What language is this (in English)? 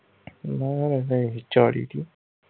Punjabi